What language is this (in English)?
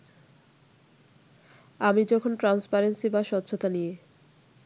Bangla